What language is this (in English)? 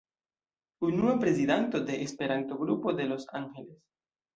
Esperanto